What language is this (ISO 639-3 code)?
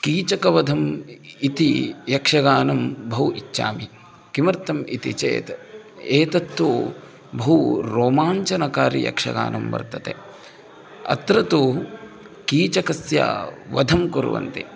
san